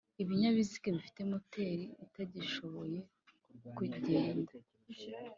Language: Kinyarwanda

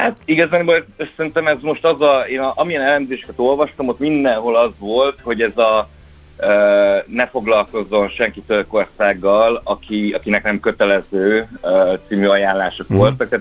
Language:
Hungarian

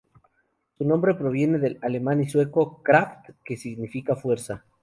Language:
Spanish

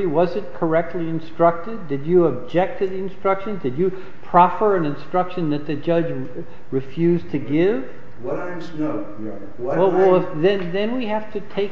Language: English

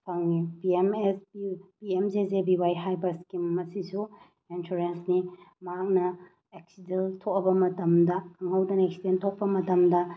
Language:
Manipuri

